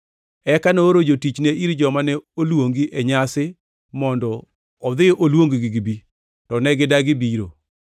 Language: Luo (Kenya and Tanzania)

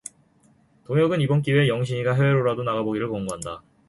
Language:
Korean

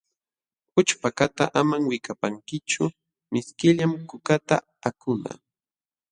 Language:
Jauja Wanca Quechua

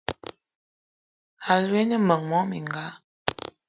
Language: Eton (Cameroon)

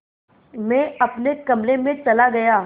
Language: Hindi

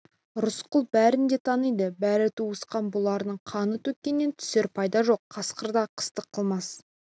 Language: Kazakh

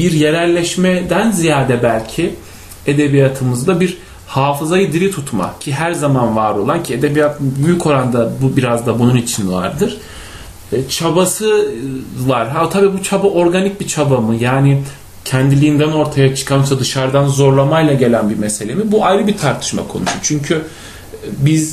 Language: Turkish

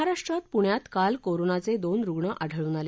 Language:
Marathi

